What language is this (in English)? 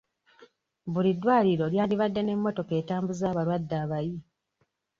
Ganda